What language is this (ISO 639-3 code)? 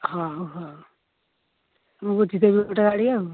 ori